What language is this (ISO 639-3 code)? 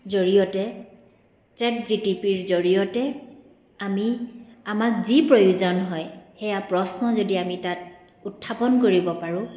asm